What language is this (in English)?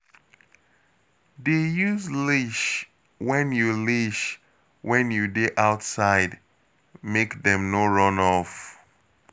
Nigerian Pidgin